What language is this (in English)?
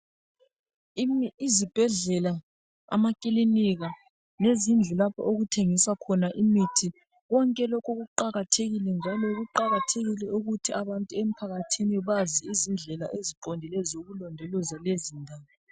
North Ndebele